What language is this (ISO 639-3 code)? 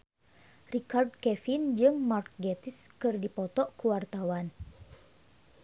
sun